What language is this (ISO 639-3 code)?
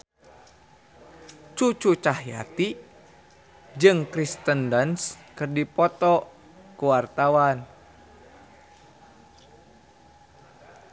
sun